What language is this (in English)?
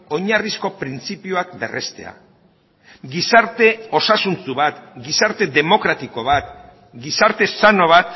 Basque